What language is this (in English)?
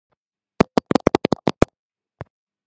Georgian